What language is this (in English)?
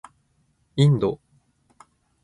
Japanese